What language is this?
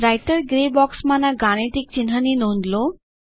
Gujarati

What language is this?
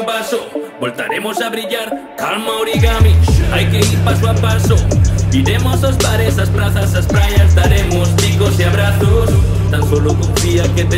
Indonesian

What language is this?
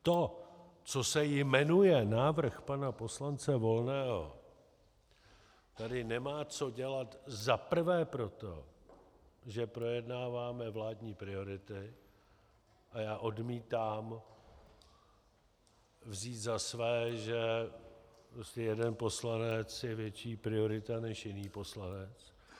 Czech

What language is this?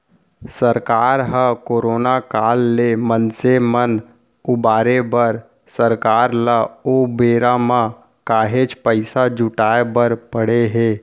Chhattisgarhi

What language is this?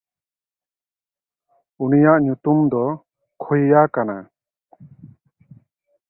Santali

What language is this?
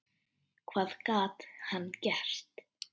Icelandic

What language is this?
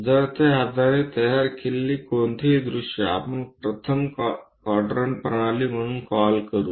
Marathi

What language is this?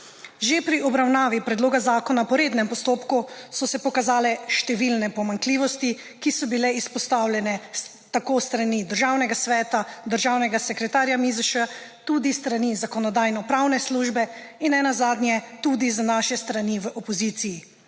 Slovenian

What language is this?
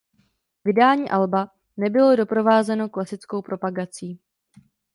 Czech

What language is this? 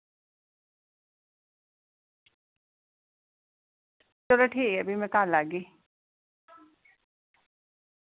Dogri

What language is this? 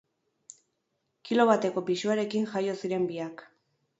Basque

